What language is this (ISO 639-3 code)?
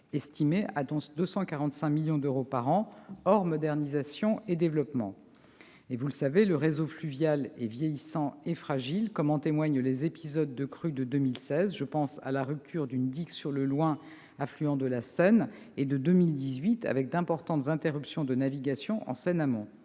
fra